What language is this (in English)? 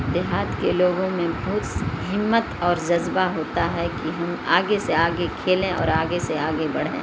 Urdu